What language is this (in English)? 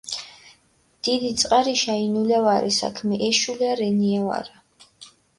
Mingrelian